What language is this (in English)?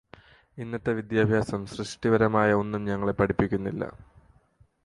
Malayalam